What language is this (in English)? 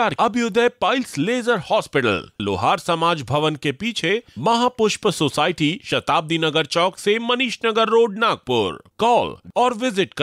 Hindi